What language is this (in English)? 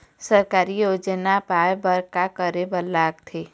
Chhattisgarhi